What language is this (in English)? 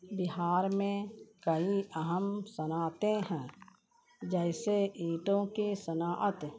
Urdu